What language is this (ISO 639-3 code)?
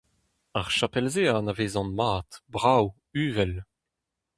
bre